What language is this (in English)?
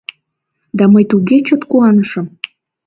Mari